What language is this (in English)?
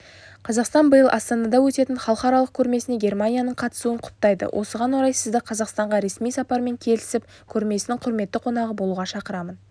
Kazakh